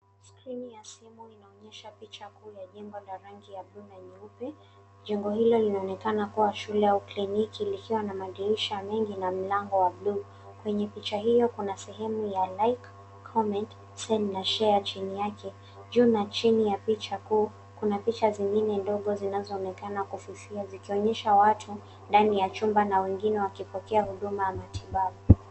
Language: Swahili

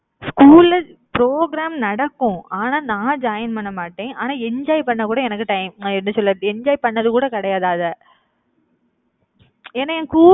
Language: Tamil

